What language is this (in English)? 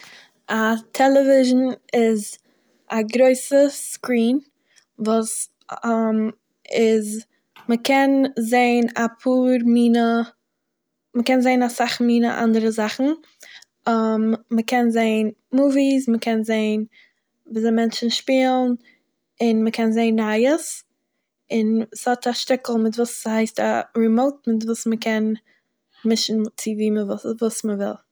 Yiddish